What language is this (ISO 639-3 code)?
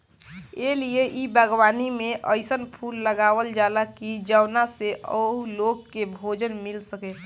bho